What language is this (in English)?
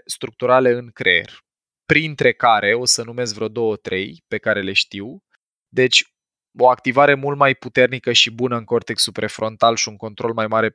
Romanian